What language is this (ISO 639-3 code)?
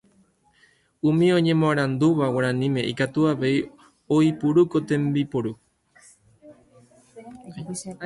grn